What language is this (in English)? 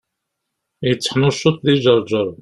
Kabyle